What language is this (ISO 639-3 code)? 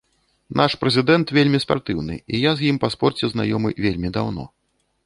bel